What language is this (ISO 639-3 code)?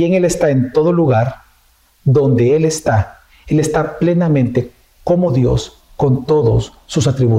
spa